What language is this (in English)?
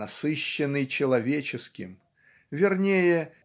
Russian